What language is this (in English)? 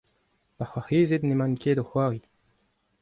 Breton